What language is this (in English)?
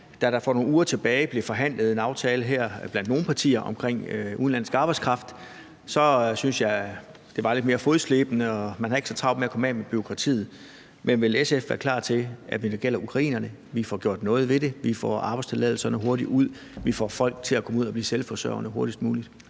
Danish